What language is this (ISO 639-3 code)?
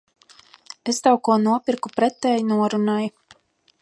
lav